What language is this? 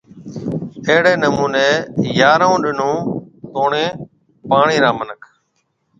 Marwari (Pakistan)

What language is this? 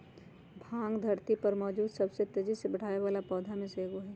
Magahi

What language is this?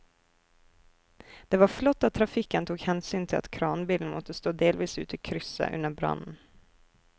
Norwegian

